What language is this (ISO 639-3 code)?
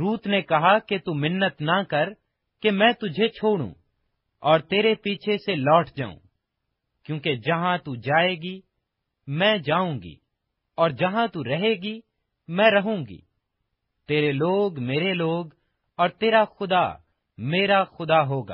urd